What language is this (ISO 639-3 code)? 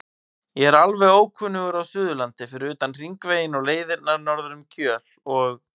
isl